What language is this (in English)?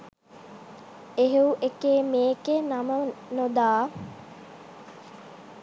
Sinhala